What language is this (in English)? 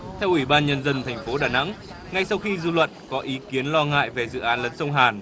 Vietnamese